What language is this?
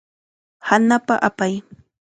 Chiquián Ancash Quechua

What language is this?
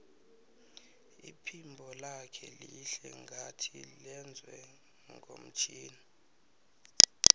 South Ndebele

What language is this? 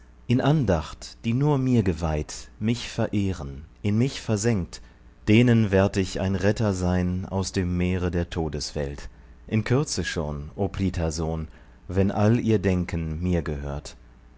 German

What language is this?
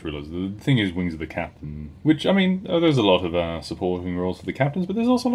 English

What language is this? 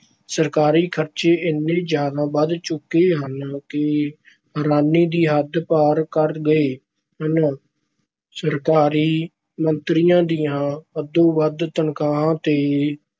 Punjabi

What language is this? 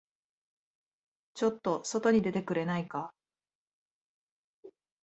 Japanese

